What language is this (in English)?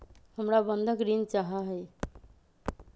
Magahi